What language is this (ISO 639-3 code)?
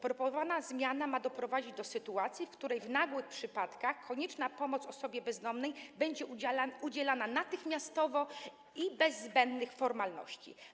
pol